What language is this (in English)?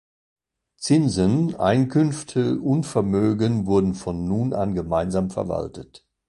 German